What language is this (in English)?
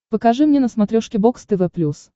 Russian